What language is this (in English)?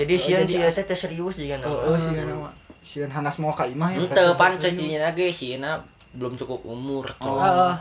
Indonesian